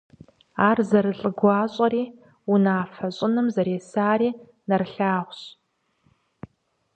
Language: Kabardian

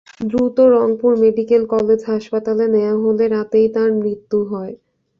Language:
Bangla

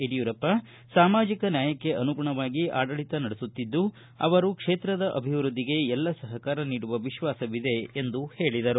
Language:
Kannada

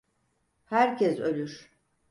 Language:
Turkish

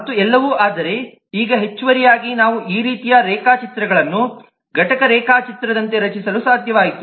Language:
Kannada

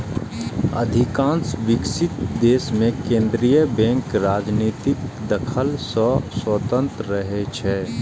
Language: Maithili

